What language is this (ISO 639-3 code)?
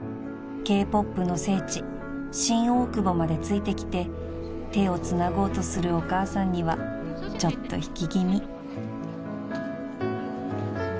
jpn